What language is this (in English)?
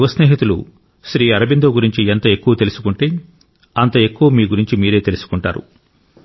Telugu